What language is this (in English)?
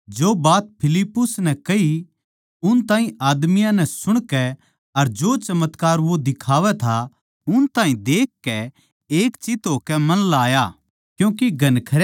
Haryanvi